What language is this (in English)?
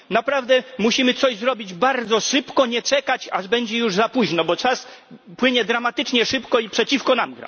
Polish